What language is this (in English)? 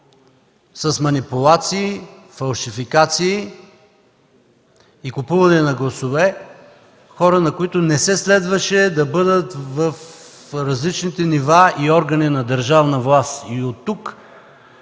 Bulgarian